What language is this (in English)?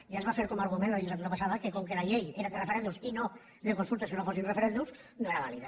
Catalan